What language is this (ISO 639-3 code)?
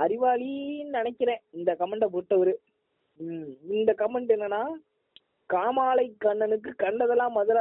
tam